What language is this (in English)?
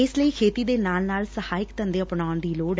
Punjabi